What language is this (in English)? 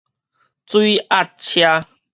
Min Nan Chinese